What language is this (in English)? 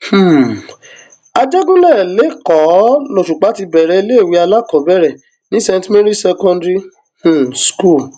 Yoruba